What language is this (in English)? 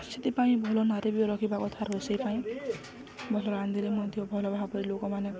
Odia